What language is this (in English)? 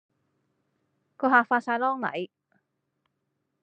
Cantonese